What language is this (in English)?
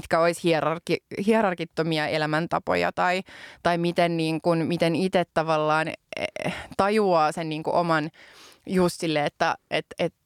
Finnish